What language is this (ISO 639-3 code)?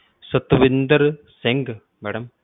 pan